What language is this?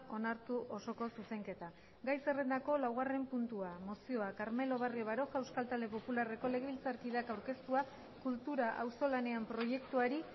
Basque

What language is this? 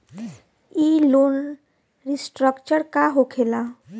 Bhojpuri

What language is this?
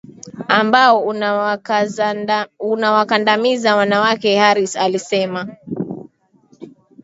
Swahili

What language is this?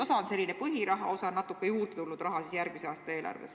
Estonian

